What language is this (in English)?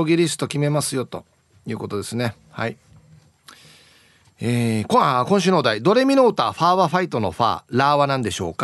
Japanese